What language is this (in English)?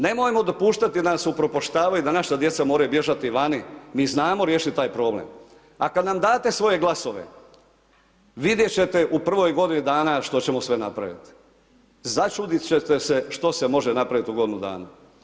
Croatian